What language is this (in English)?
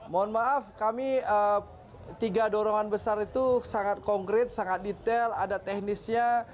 Indonesian